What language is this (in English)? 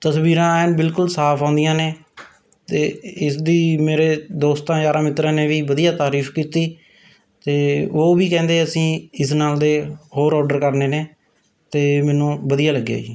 Punjabi